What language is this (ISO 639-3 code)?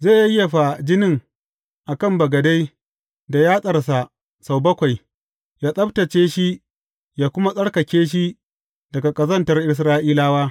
hau